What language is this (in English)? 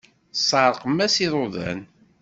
Kabyle